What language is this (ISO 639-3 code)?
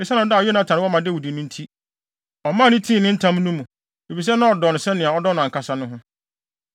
aka